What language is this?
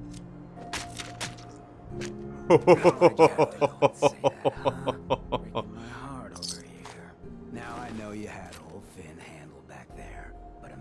Turkish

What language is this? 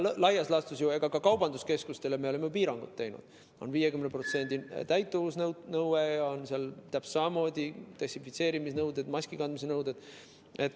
Estonian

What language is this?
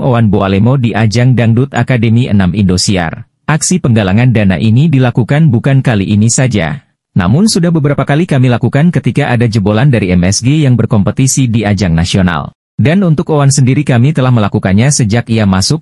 Indonesian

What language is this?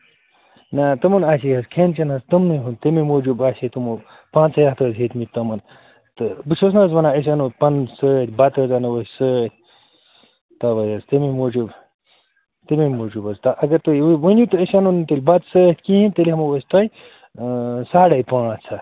Kashmiri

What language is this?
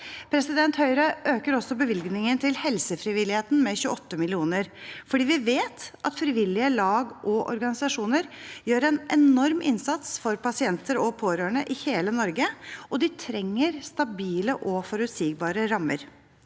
Norwegian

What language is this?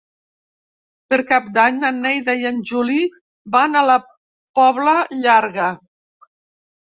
Catalan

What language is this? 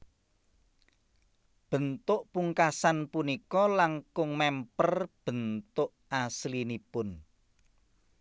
Javanese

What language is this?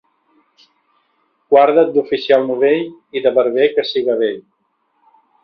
Catalan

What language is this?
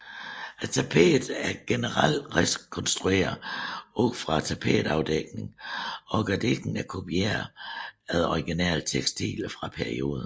Danish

